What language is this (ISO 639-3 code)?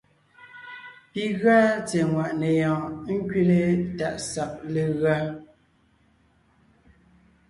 nnh